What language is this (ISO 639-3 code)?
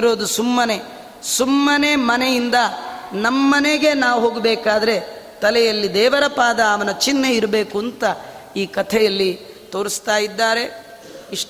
kan